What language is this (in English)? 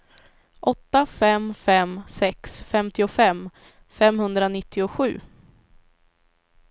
Swedish